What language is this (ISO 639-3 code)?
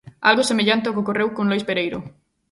glg